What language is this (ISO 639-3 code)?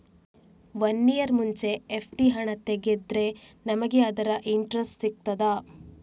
kan